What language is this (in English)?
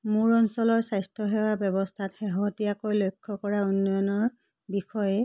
Assamese